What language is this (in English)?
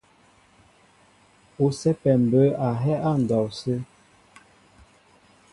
Mbo (Cameroon)